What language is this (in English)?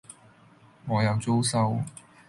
Cantonese